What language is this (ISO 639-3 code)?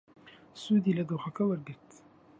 ckb